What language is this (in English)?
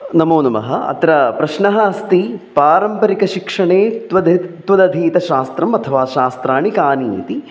Sanskrit